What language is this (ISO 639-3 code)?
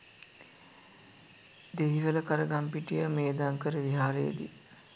sin